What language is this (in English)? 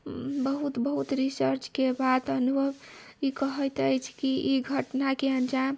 Maithili